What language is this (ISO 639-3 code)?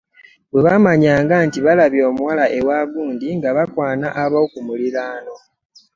lug